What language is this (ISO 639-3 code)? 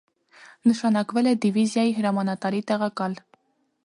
hye